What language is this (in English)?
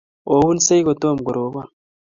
Kalenjin